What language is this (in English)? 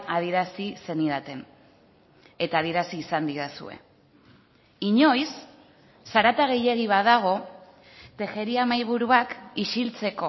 Basque